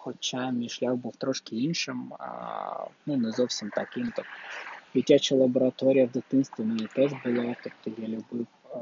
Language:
Ukrainian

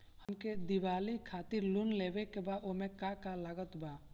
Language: Bhojpuri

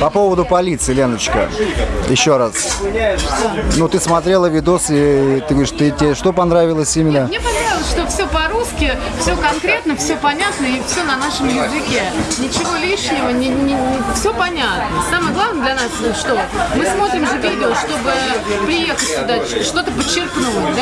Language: Russian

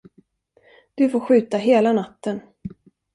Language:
Swedish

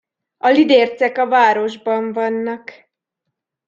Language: Hungarian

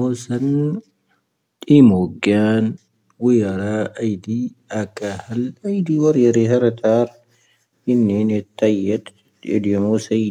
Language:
Tahaggart Tamahaq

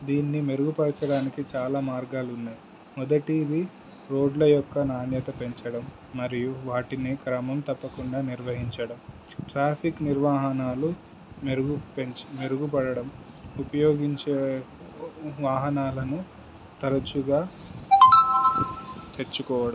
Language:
Telugu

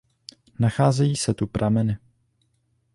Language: Czech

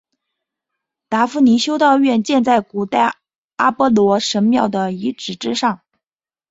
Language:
Chinese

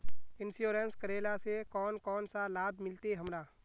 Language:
Magahi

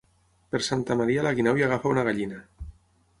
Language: Catalan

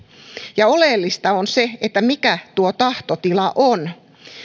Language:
Finnish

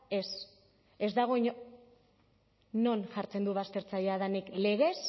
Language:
Basque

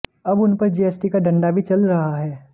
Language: Hindi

